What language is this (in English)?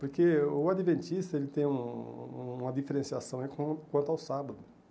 Portuguese